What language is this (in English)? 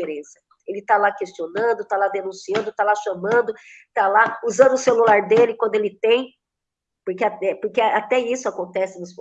Portuguese